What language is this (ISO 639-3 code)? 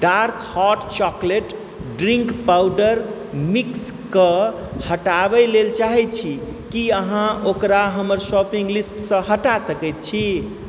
mai